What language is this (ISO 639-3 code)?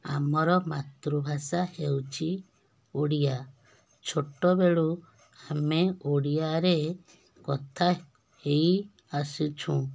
ori